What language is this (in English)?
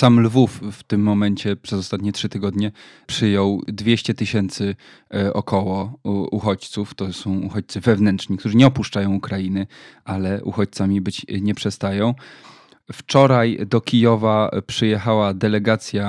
Polish